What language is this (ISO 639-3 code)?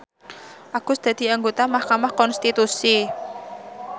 jav